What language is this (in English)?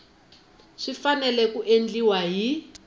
Tsonga